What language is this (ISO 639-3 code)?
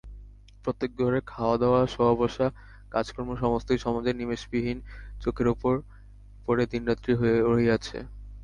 ben